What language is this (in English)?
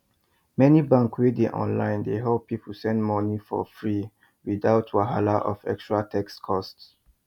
Nigerian Pidgin